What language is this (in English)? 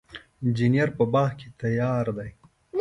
Pashto